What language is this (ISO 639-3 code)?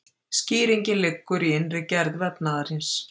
isl